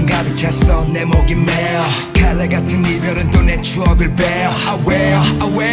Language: Korean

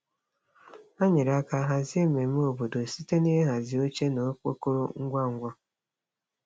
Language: Igbo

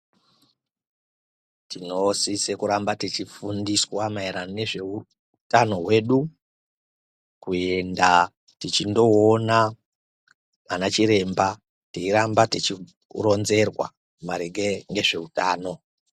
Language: Ndau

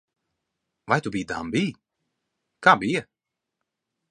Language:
Latvian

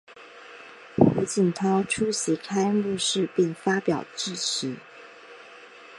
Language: Chinese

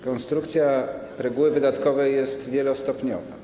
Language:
Polish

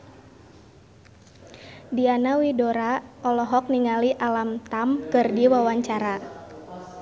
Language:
Sundanese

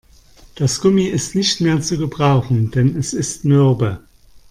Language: German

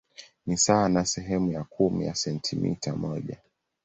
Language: Swahili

